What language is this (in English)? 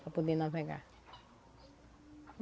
Portuguese